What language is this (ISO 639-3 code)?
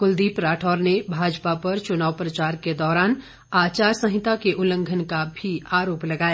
hin